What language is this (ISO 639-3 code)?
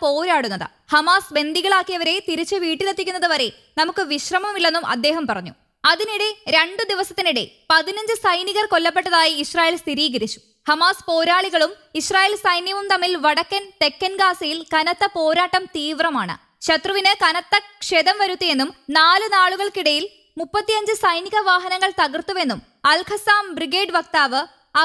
mal